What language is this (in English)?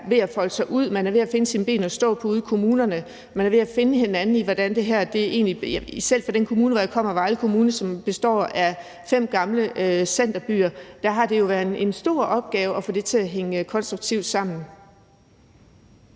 Danish